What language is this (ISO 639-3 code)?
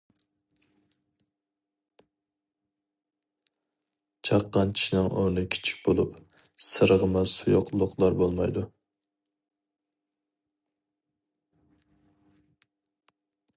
uig